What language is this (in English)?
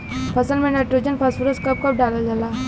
Bhojpuri